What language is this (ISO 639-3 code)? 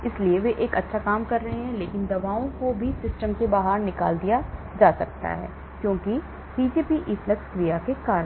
hin